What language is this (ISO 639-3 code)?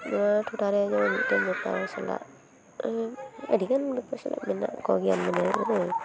sat